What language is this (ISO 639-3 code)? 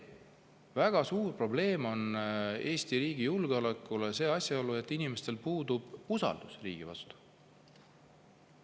est